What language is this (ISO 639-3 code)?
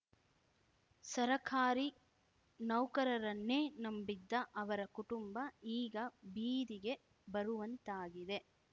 kan